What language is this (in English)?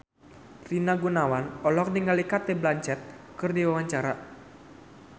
Sundanese